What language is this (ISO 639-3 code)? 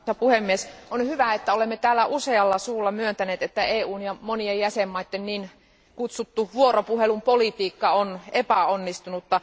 fin